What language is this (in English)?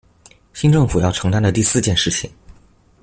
Chinese